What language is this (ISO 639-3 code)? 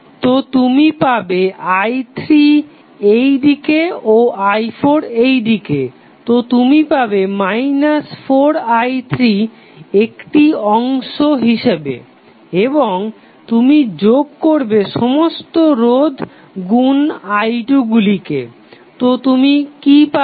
ben